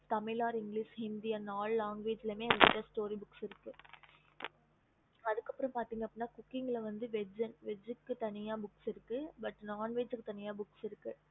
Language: Tamil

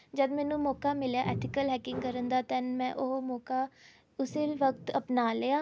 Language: Punjabi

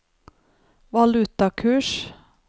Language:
Norwegian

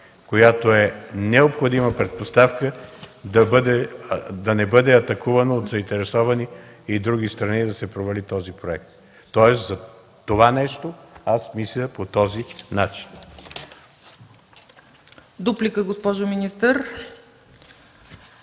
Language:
Bulgarian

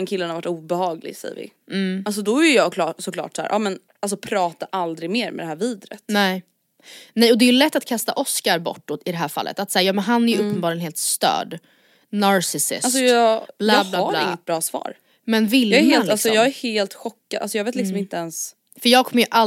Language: Swedish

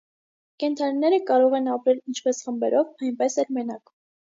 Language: Armenian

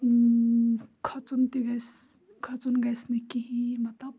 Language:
Kashmiri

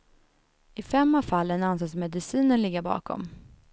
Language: Swedish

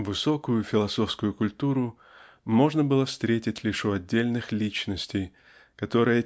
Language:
Russian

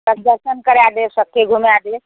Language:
Maithili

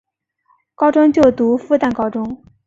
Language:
Chinese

